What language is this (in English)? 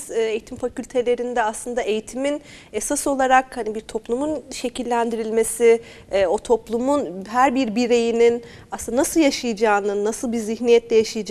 Turkish